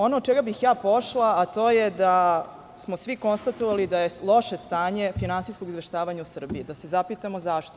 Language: Serbian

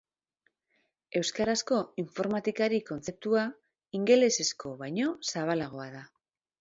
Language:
Basque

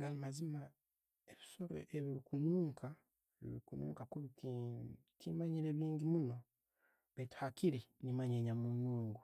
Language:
Tooro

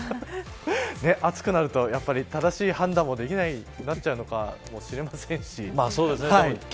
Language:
Japanese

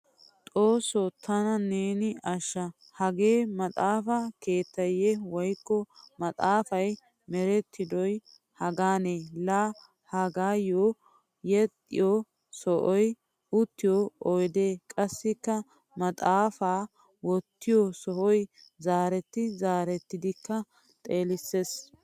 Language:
Wolaytta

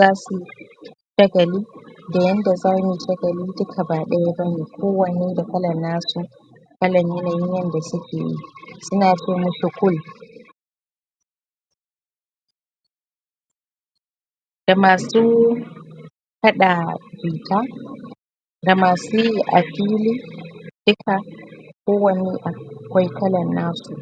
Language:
Hausa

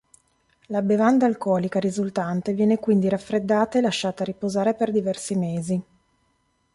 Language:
Italian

